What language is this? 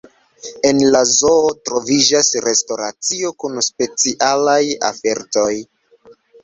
Esperanto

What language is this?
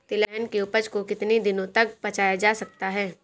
Hindi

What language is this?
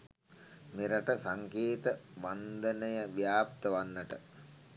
Sinhala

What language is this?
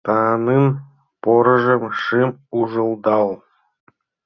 Mari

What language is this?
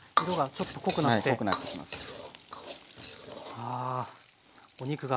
Japanese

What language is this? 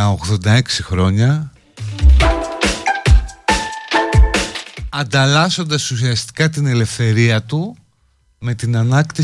Greek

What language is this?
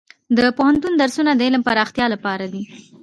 Pashto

